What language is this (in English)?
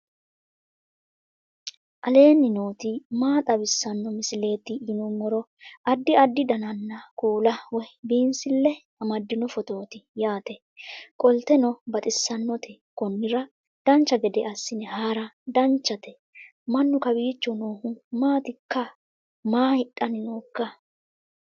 Sidamo